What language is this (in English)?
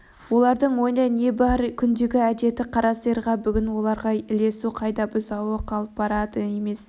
Kazakh